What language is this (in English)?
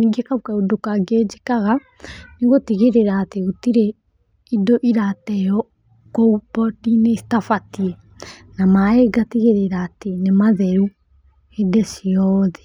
Kikuyu